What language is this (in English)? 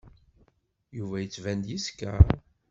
Kabyle